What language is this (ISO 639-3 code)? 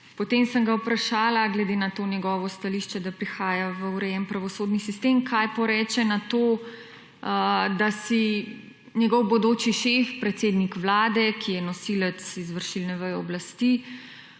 slv